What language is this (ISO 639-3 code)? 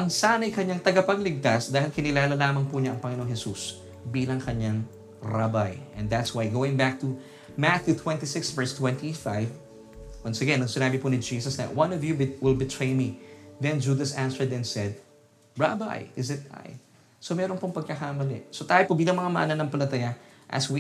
fil